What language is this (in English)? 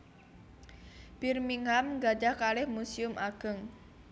Javanese